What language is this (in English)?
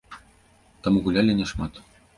Belarusian